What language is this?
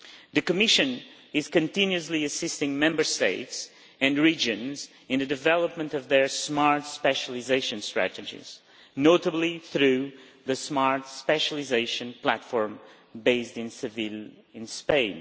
English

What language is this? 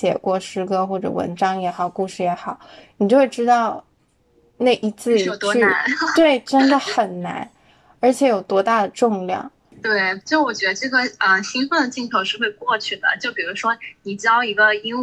Chinese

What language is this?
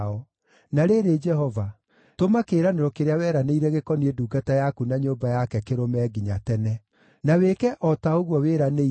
Kikuyu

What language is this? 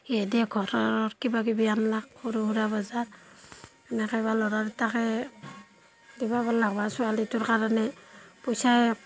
Assamese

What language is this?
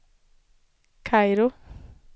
Swedish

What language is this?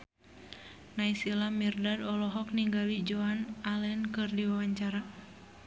Sundanese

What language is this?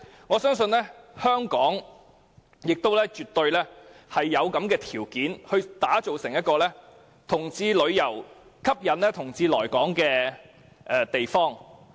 Cantonese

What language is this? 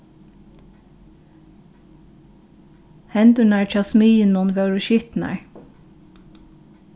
Faroese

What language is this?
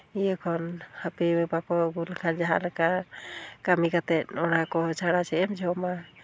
Santali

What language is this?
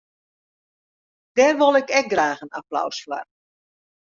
Western Frisian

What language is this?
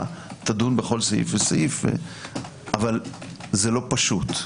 Hebrew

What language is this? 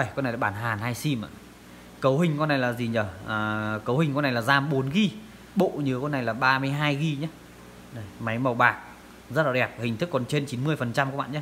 Vietnamese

